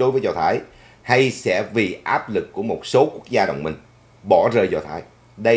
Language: Vietnamese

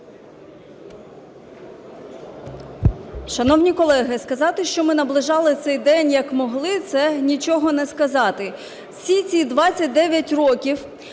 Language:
Ukrainian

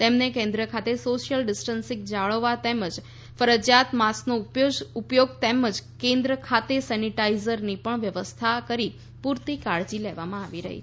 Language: Gujarati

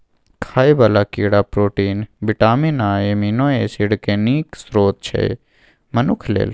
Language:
Maithili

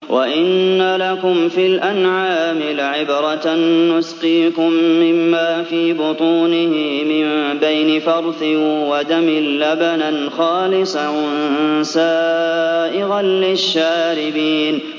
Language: Arabic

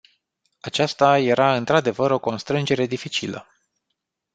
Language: Romanian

